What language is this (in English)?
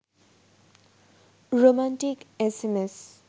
Bangla